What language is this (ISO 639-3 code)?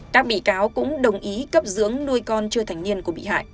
vie